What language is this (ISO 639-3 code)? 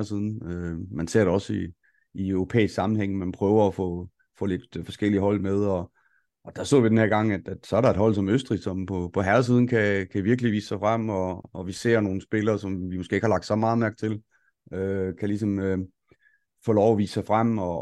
dan